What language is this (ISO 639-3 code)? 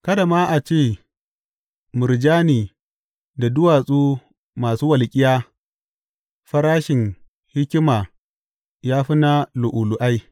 hau